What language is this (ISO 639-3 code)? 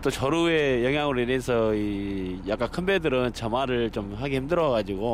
kor